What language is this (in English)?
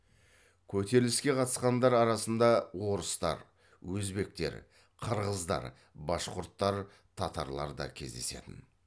Kazakh